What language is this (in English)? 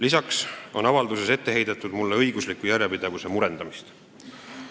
Estonian